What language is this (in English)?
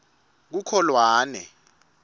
Swati